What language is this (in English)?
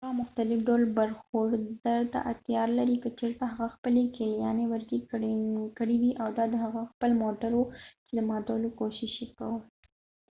Pashto